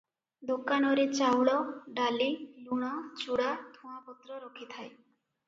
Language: Odia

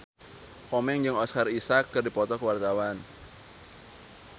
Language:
Sundanese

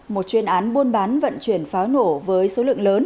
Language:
Vietnamese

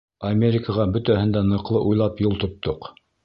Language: Bashkir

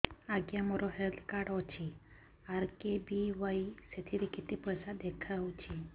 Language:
Odia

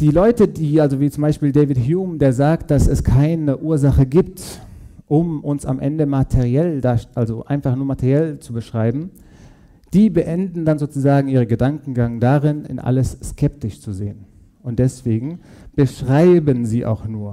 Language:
German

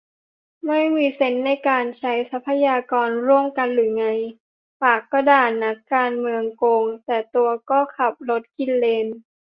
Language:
Thai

